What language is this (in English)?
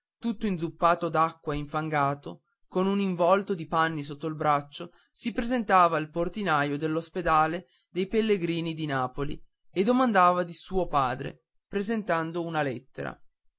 Italian